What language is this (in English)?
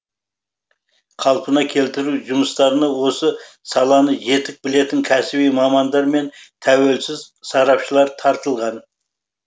Kazakh